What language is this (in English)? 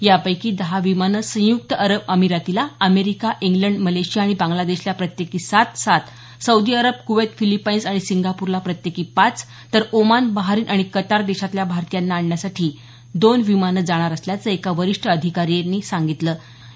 Marathi